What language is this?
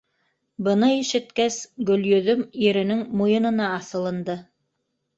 Bashkir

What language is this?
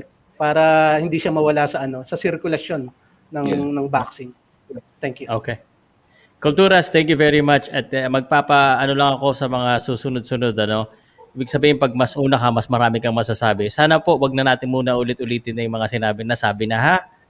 Filipino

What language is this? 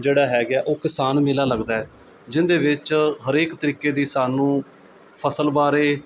Punjabi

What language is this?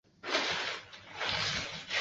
Chinese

